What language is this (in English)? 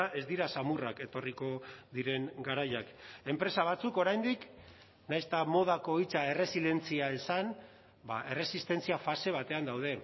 Basque